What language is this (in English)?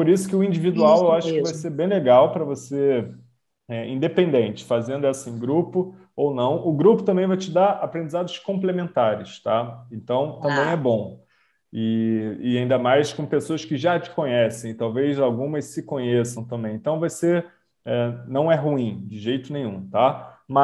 Portuguese